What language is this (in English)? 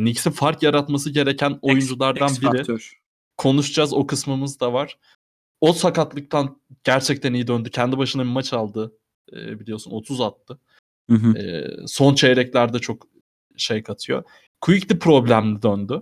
Turkish